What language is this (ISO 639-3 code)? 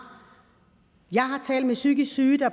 dan